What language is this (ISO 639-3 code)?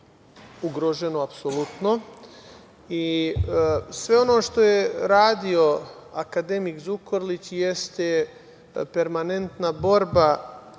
srp